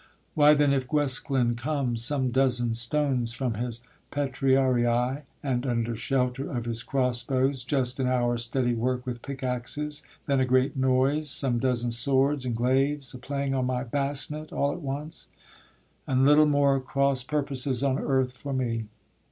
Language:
English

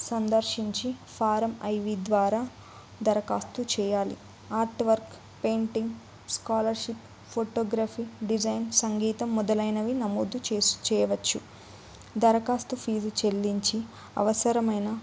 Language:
Telugu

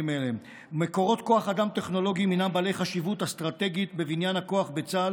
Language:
Hebrew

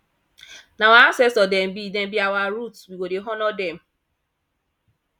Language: Nigerian Pidgin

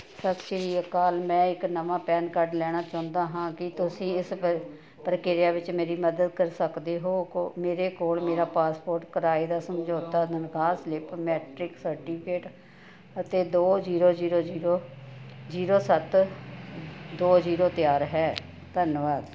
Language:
Punjabi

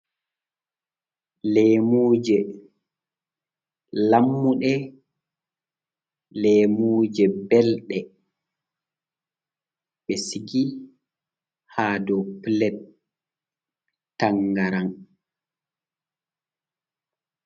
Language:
Fula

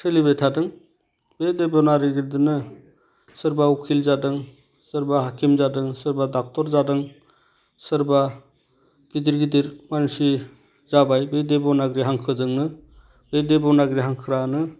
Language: Bodo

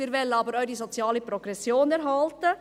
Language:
Swiss German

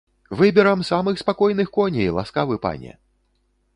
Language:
Belarusian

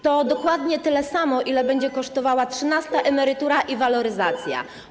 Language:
Polish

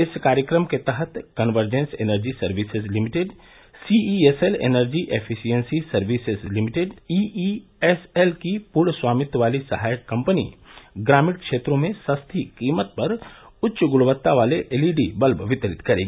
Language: Hindi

